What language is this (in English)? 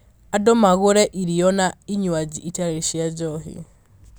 Kikuyu